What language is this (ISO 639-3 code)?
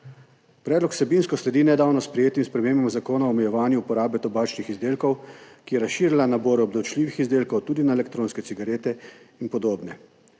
slv